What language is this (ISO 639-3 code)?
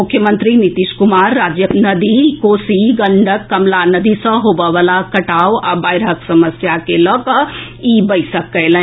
mai